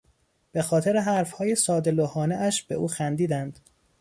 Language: Persian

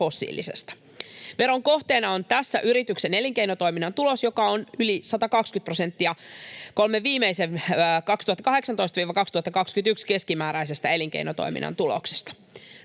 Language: Finnish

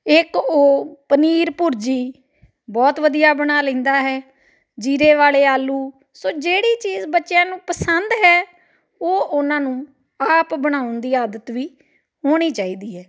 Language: Punjabi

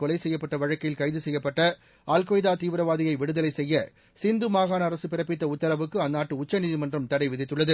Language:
Tamil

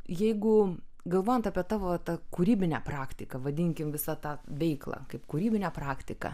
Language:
Lithuanian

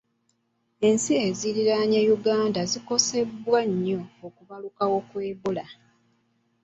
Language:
Ganda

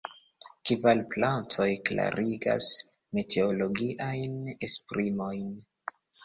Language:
Esperanto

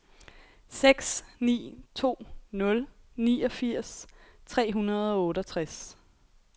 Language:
Danish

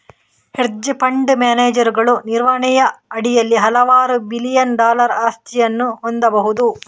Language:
Kannada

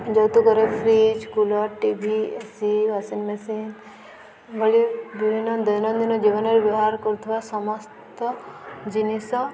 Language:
Odia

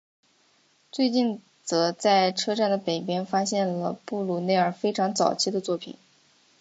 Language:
Chinese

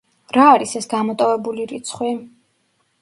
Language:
Georgian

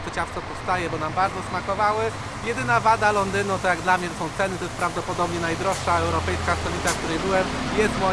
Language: Polish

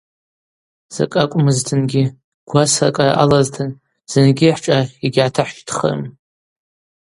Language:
Abaza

